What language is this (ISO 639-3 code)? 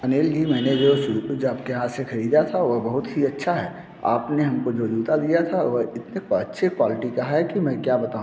hin